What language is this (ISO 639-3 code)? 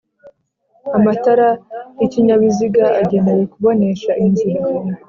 kin